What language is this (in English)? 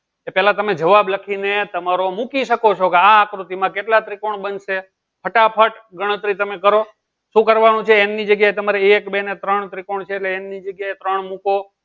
Gujarati